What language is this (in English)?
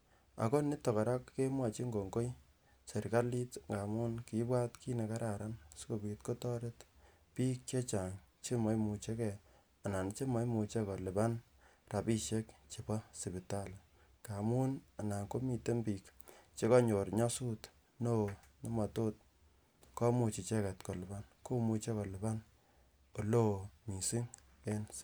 Kalenjin